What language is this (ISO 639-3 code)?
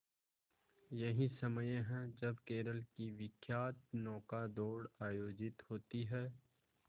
hin